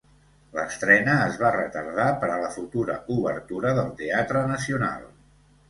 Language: Catalan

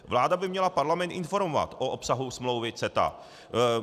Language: Czech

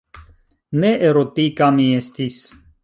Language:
Esperanto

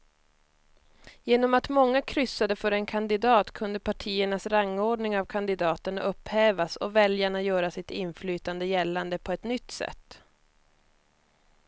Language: Swedish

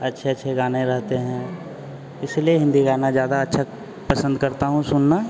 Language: Hindi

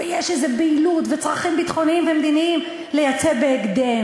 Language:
Hebrew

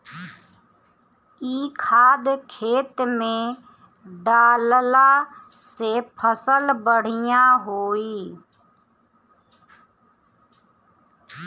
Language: Bhojpuri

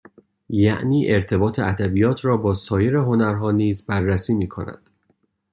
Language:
Persian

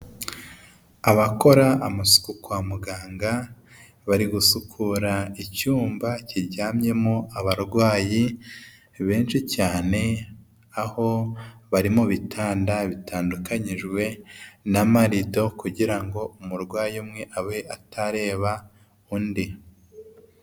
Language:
Kinyarwanda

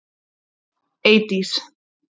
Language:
Icelandic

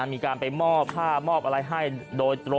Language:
Thai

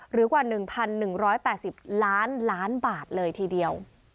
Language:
Thai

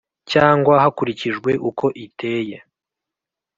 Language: Kinyarwanda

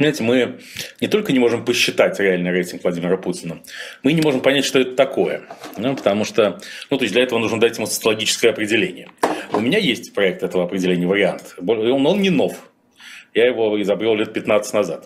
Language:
Russian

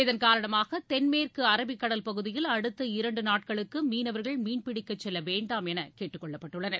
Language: Tamil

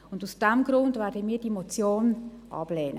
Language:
Swiss German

